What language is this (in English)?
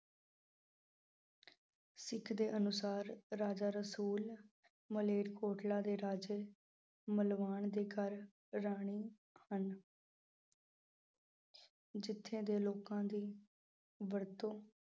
Punjabi